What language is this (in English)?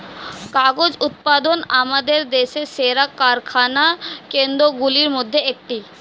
Bangla